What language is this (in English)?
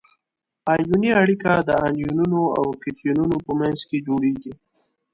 Pashto